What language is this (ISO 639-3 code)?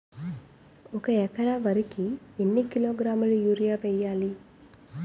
tel